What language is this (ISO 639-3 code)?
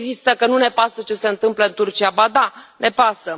ron